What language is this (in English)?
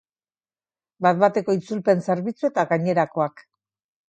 Basque